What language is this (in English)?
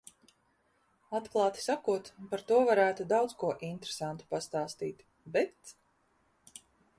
Latvian